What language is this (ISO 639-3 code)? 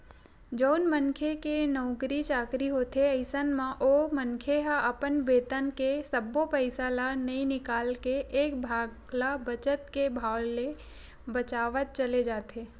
hne